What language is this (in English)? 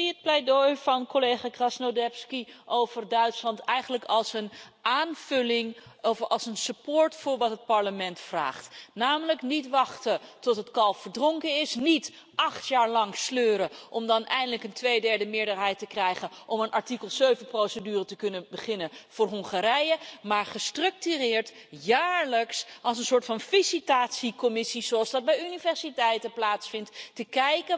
Dutch